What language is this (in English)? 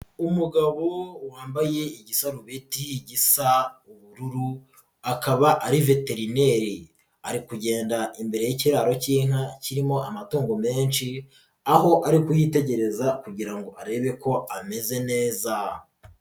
Kinyarwanda